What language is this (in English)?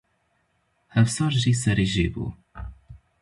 Kurdish